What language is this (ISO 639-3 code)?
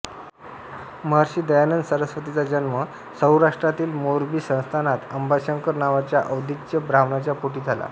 mar